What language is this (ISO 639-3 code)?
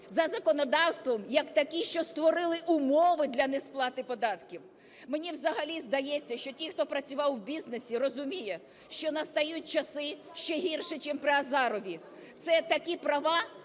ukr